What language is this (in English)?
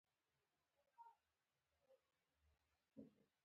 Pashto